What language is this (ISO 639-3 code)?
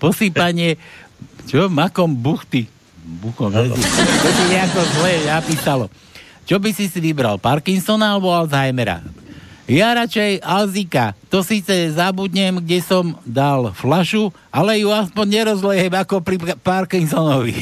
slk